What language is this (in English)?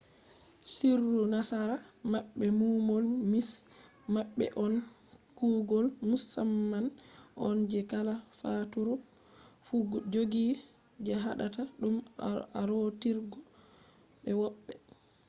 Fula